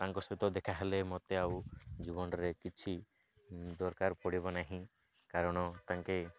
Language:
Odia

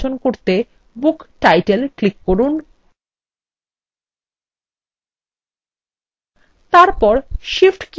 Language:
Bangla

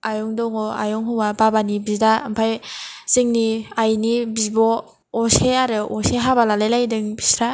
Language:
Bodo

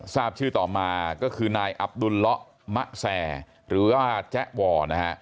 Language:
Thai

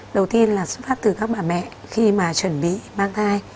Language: Vietnamese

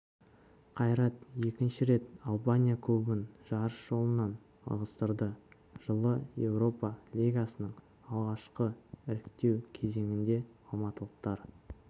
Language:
Kazakh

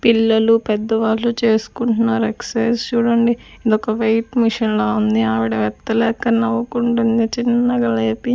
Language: Telugu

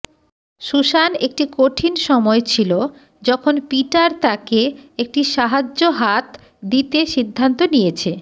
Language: Bangla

